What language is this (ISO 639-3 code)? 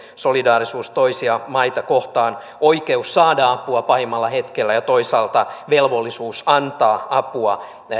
fin